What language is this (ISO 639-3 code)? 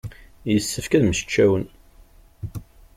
kab